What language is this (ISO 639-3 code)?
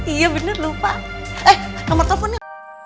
ind